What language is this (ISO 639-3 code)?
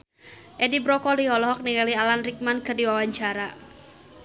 sun